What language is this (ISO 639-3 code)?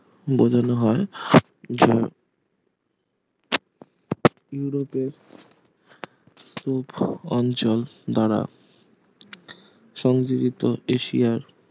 ben